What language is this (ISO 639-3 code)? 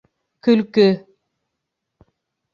bak